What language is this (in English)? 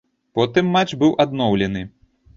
Belarusian